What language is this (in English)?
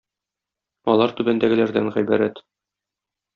Tatar